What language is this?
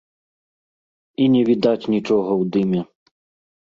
Belarusian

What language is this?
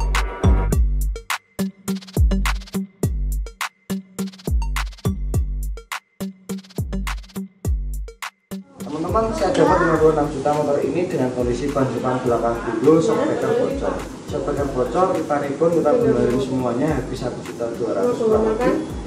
Indonesian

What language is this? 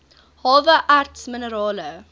Afrikaans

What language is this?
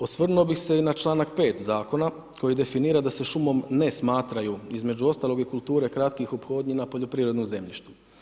Croatian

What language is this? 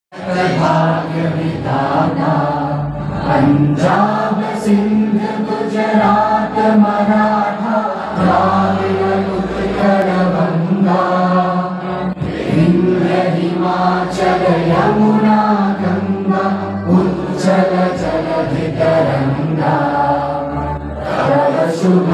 Indonesian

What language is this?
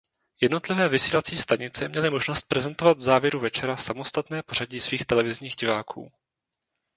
Czech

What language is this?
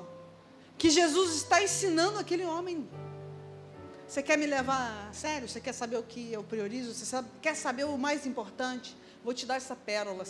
Portuguese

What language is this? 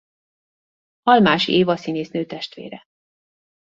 Hungarian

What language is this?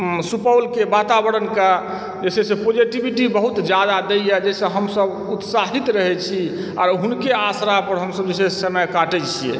Maithili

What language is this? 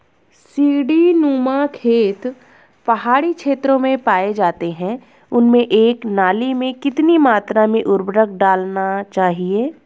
Hindi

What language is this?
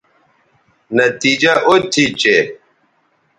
Bateri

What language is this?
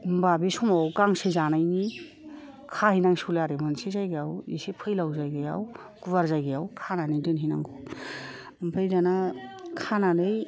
Bodo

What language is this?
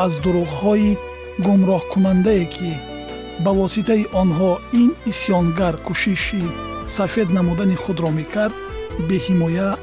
Persian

